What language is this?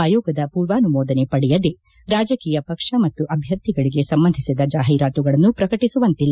Kannada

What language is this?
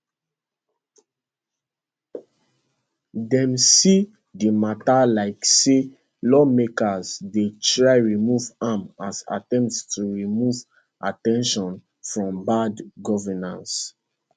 Nigerian Pidgin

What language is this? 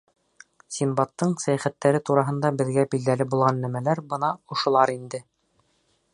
Bashkir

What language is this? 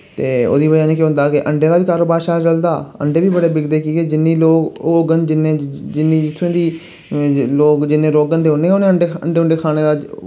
Dogri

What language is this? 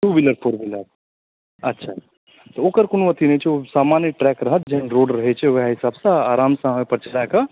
Maithili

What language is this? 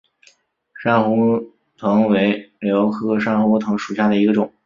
Chinese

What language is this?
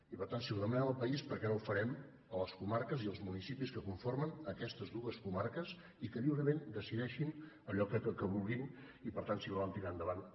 Catalan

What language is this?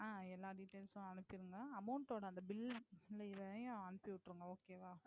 Tamil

